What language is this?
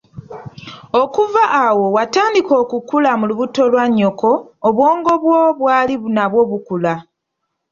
Ganda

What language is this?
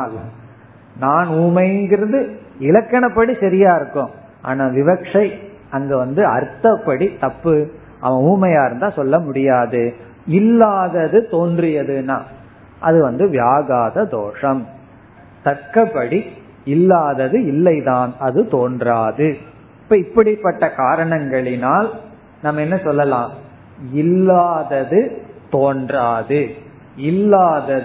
Tamil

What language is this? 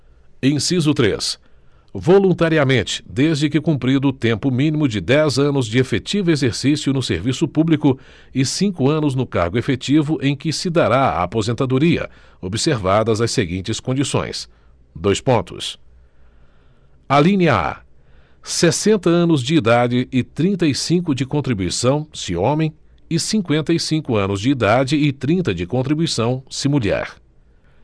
Portuguese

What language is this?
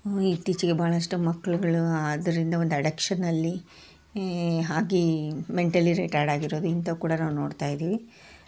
Kannada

